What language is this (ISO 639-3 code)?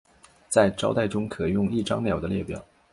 zho